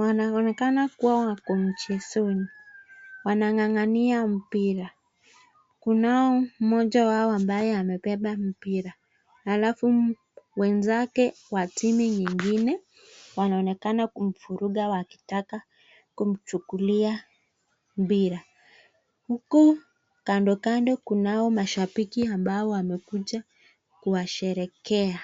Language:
Swahili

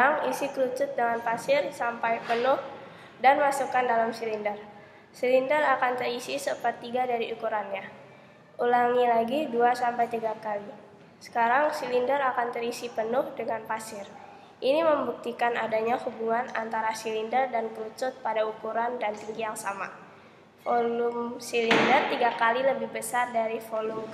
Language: Indonesian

